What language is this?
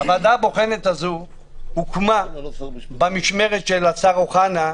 Hebrew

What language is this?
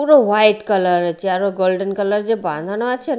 Bangla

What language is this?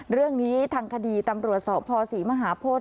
Thai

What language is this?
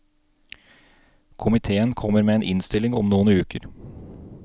Norwegian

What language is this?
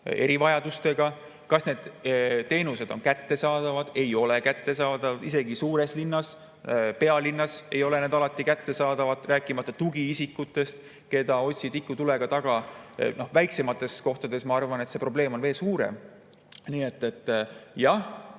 Estonian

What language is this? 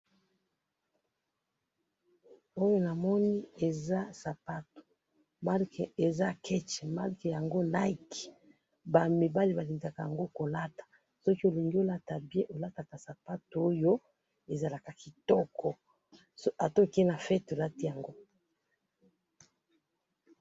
Lingala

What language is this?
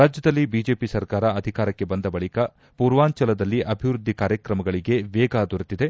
Kannada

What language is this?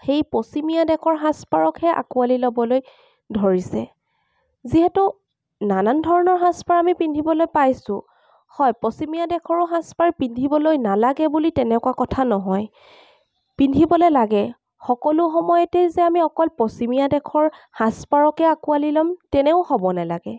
Assamese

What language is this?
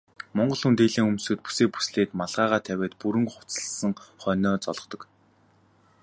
Mongolian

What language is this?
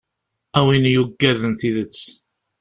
Kabyle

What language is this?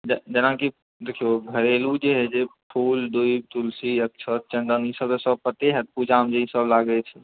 Maithili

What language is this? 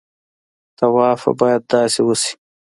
Pashto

